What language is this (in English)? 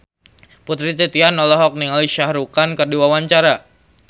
Sundanese